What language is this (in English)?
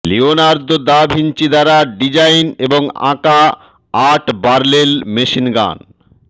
Bangla